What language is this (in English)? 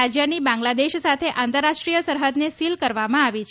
Gujarati